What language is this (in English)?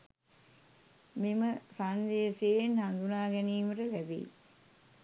Sinhala